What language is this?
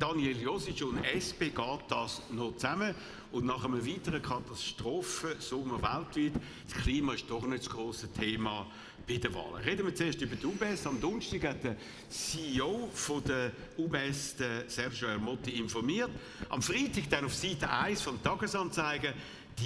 German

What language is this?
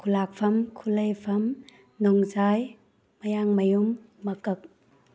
Manipuri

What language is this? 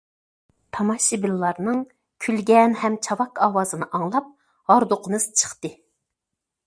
Uyghur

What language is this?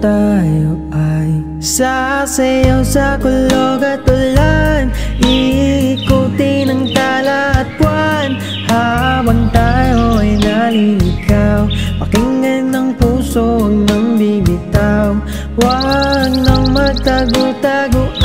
Filipino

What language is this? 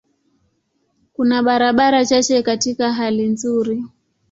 Swahili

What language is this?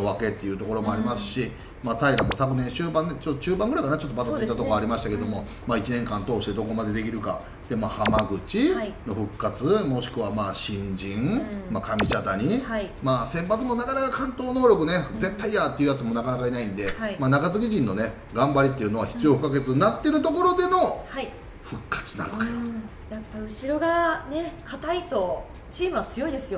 Japanese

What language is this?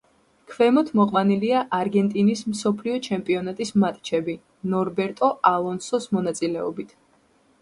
Georgian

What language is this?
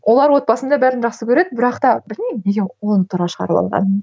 Kazakh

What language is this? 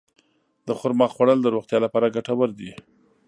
Pashto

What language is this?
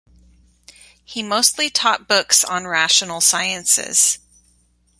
English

